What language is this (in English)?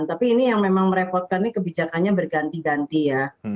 Indonesian